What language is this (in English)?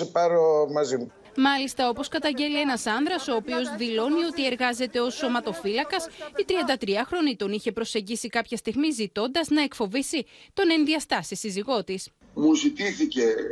Greek